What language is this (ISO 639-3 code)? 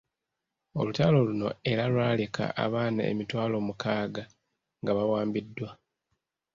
lug